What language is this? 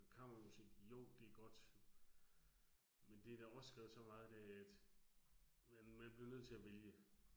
Danish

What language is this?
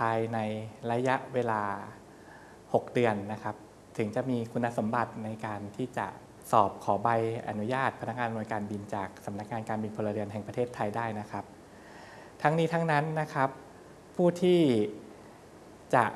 Thai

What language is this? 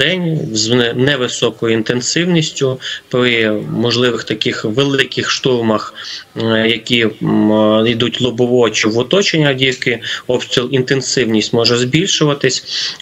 Ukrainian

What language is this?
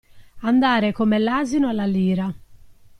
Italian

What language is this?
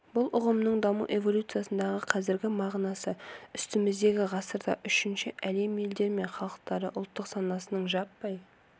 Kazakh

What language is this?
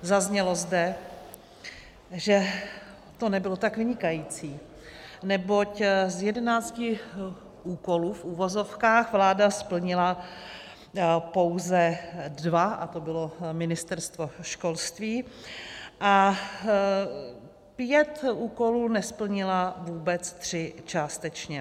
Czech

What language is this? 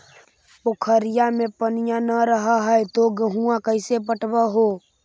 Magahi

